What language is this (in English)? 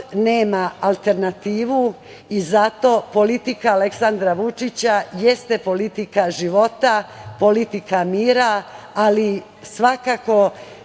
Serbian